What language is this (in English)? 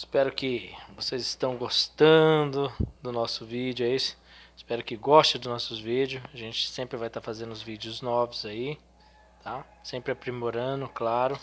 Portuguese